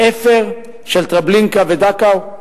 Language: Hebrew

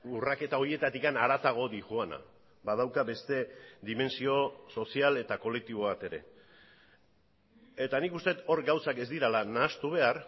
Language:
Basque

